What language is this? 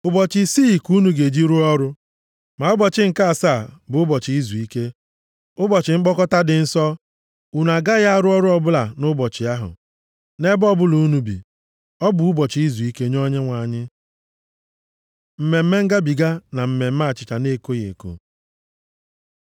Igbo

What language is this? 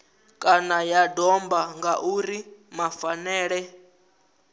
Venda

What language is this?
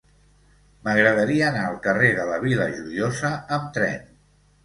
Catalan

